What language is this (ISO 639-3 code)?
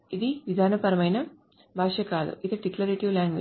tel